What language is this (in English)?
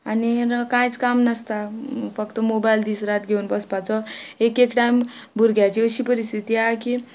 Konkani